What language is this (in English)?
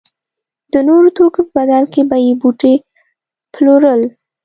Pashto